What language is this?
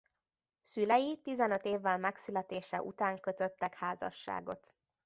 Hungarian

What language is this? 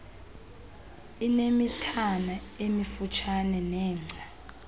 Xhosa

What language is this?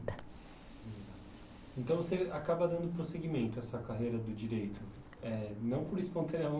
Portuguese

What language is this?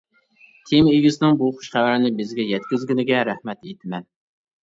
Uyghur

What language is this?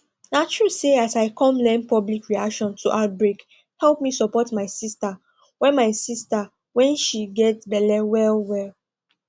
Nigerian Pidgin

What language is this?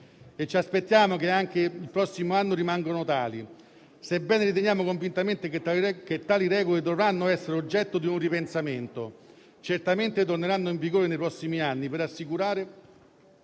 Italian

